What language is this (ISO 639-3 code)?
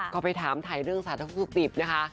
tha